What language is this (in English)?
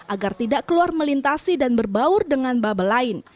Indonesian